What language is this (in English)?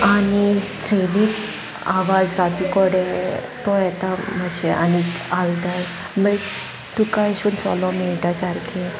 Konkani